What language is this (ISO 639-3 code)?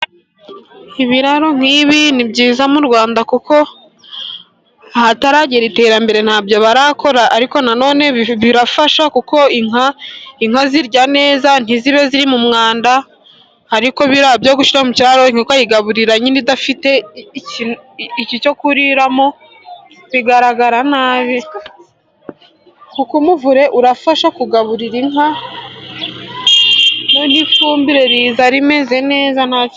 kin